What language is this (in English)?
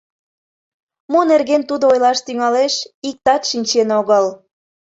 Mari